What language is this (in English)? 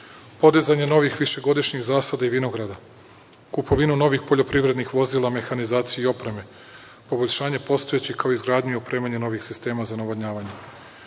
Serbian